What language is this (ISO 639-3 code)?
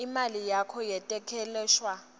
ssw